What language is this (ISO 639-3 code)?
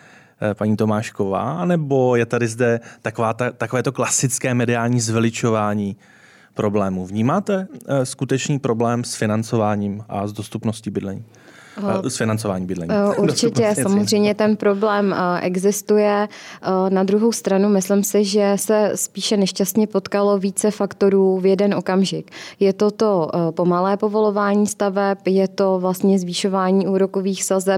ces